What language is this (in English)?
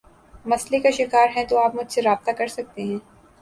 Urdu